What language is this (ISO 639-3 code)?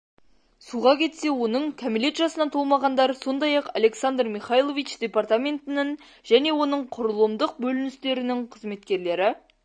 kaz